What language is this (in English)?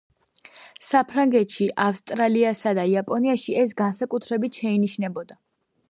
Georgian